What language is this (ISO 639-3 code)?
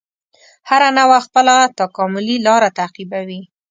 pus